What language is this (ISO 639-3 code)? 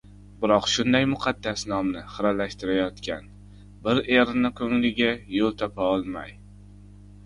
uzb